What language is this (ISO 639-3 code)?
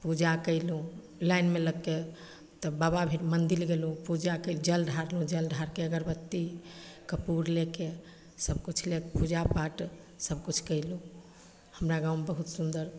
mai